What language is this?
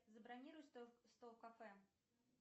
Russian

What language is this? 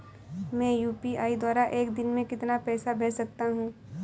Hindi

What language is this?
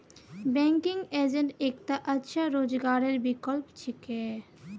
Magahi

